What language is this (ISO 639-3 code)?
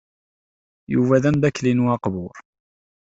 kab